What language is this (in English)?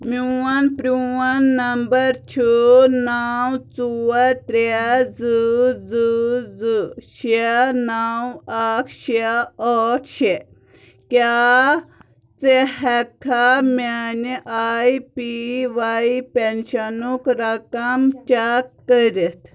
Kashmiri